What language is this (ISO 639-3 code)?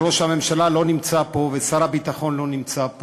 heb